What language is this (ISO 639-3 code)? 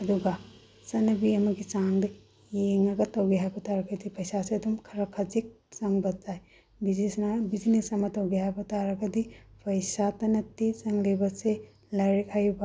mni